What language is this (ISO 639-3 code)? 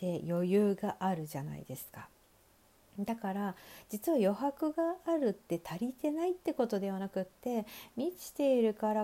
jpn